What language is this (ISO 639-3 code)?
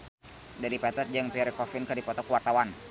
sun